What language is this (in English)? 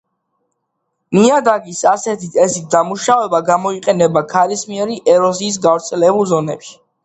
Georgian